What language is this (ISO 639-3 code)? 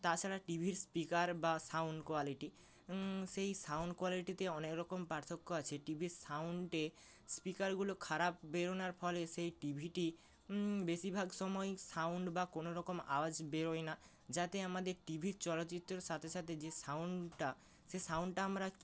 ben